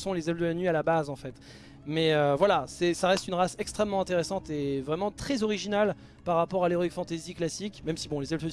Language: French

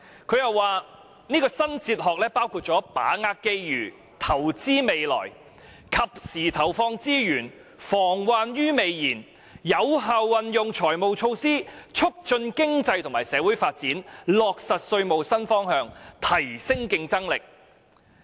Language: Cantonese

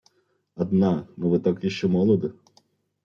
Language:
Russian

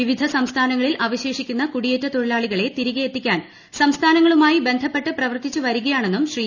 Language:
Malayalam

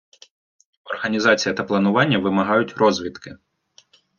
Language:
Ukrainian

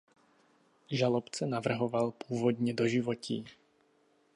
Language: Czech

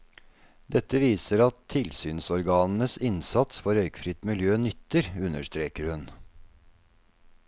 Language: Norwegian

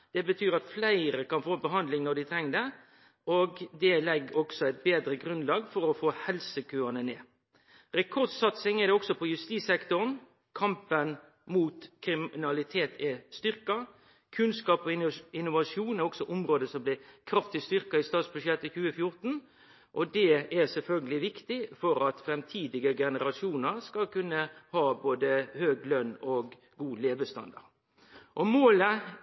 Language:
Norwegian Nynorsk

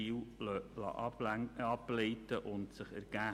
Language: Swiss German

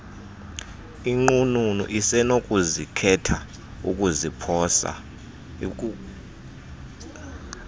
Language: Xhosa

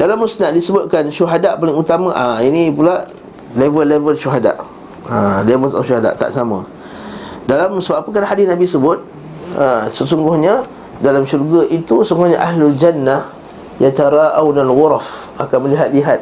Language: Malay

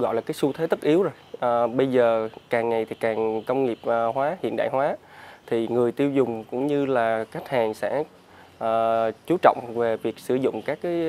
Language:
Vietnamese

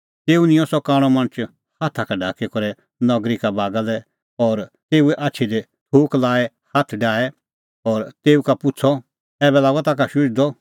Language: Kullu Pahari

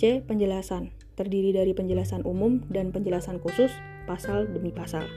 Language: Indonesian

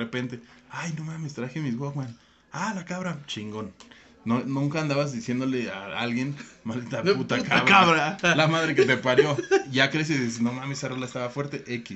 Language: Spanish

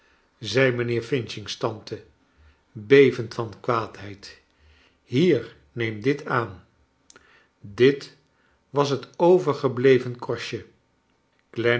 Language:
Dutch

